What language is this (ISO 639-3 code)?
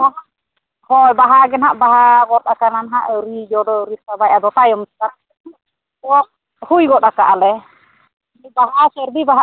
sat